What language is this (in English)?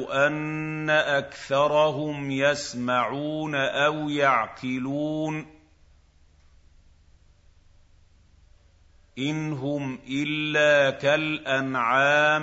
Arabic